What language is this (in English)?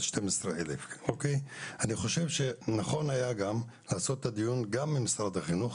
Hebrew